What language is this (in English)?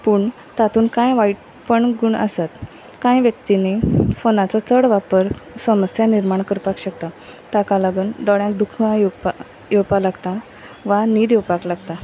Konkani